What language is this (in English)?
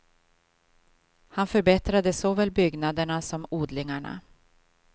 Swedish